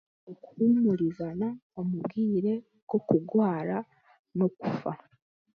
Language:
Chiga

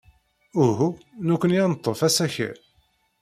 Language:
Kabyle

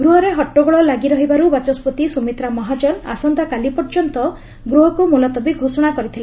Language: Odia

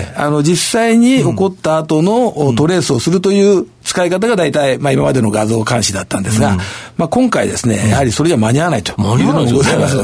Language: Japanese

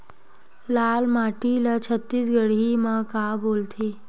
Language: Chhattisgarhi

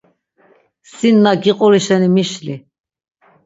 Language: Laz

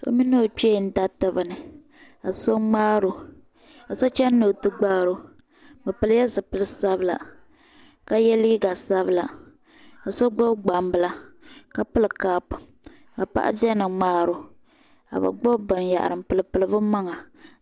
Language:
Dagbani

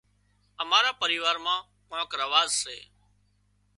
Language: Wadiyara Koli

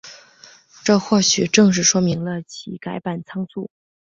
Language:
Chinese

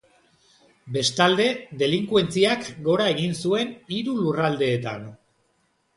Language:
Basque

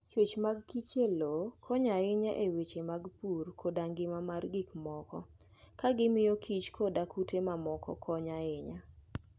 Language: Luo (Kenya and Tanzania)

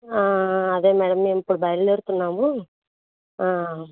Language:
Telugu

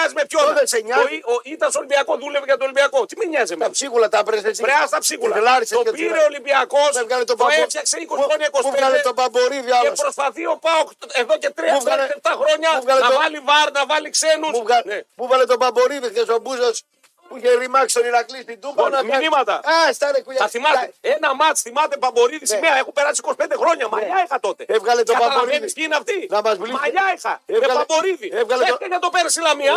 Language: Greek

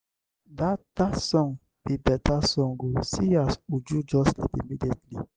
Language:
Nigerian Pidgin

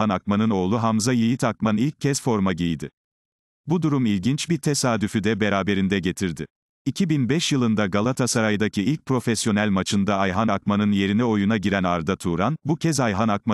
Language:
Turkish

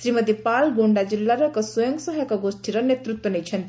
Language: Odia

